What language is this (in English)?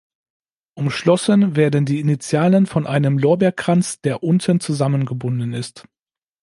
German